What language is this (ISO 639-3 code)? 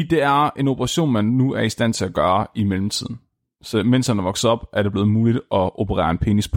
dan